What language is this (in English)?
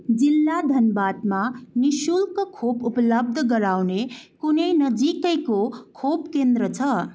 Nepali